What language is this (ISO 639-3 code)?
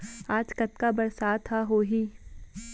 hne